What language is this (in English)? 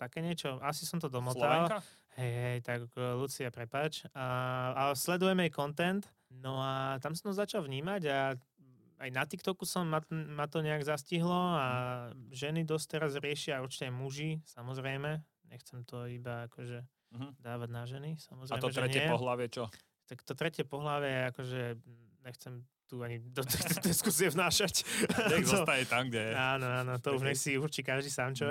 Slovak